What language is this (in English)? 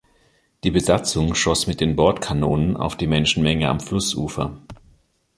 German